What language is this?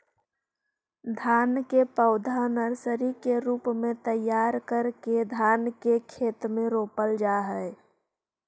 Magahi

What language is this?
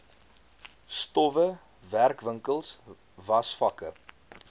Afrikaans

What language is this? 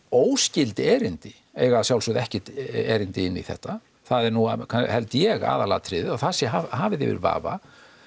Icelandic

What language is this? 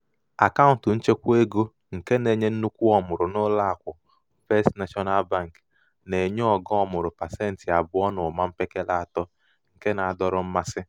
Igbo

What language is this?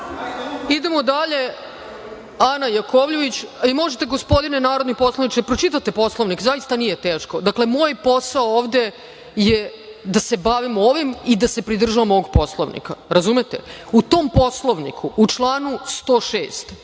Serbian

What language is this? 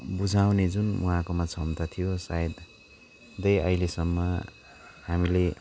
Nepali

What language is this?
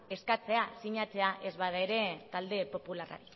Basque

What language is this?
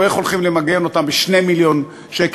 Hebrew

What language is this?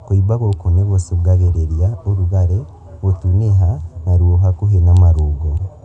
Kikuyu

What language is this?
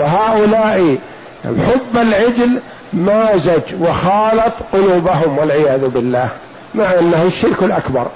Arabic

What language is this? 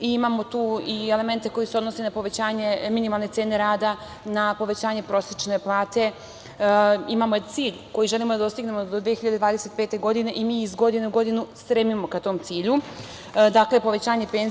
Serbian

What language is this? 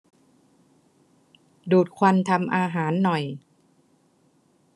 Thai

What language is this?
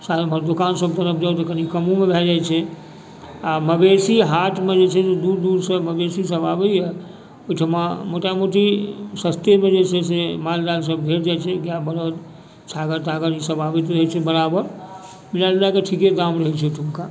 Maithili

